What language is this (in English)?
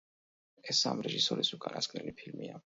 Georgian